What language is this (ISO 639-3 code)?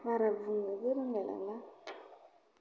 brx